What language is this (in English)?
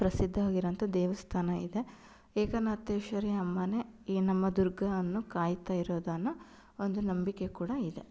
Kannada